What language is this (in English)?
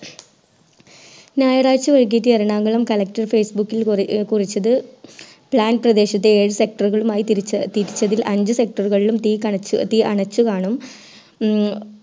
Malayalam